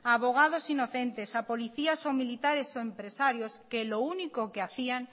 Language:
Spanish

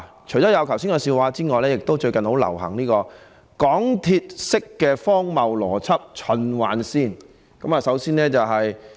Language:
Cantonese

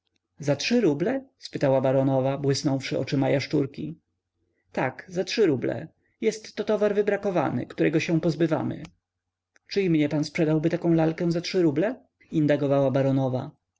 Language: Polish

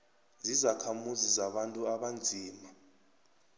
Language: South Ndebele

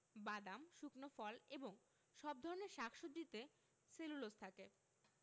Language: Bangla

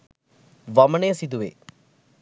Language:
Sinhala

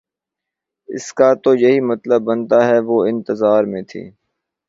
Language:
Urdu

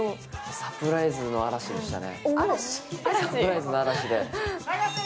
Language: Japanese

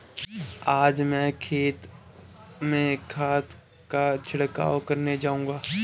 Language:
Hindi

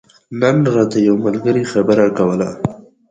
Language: Pashto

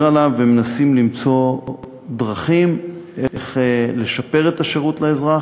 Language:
Hebrew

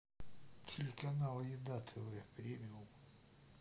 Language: Russian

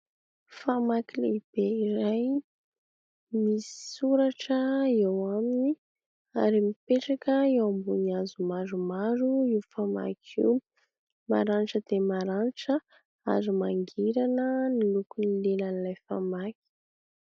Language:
Malagasy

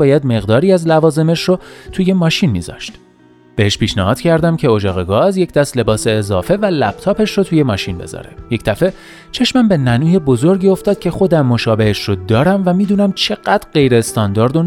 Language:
Persian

